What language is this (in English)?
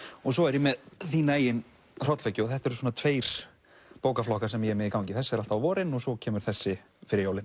Icelandic